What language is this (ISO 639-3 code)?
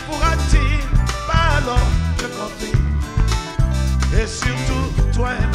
fra